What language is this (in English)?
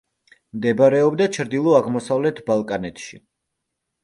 Georgian